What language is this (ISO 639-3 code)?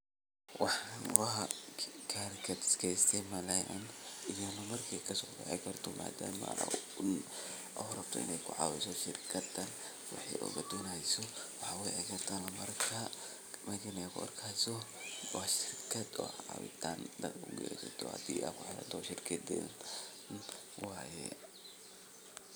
som